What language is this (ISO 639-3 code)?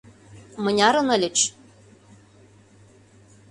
chm